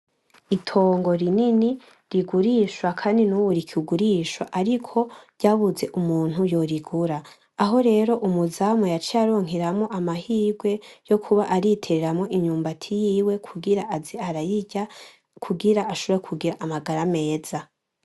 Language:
Rundi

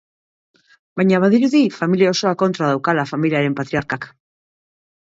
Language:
Basque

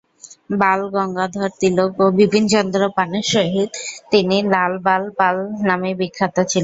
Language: Bangla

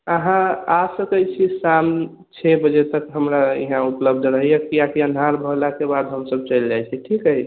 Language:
Maithili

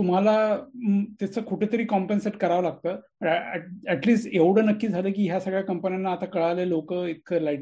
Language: Marathi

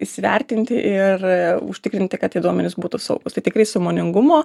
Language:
Lithuanian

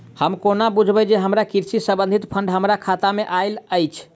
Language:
Maithili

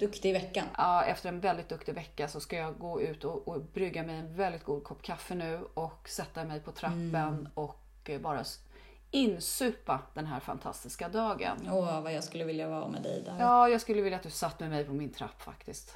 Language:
Swedish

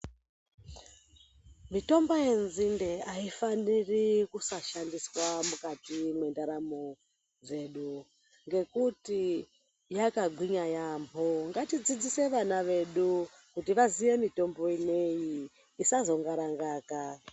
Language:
Ndau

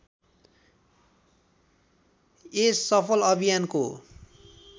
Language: Nepali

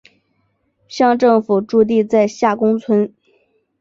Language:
Chinese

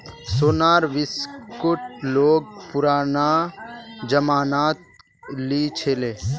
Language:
Magahi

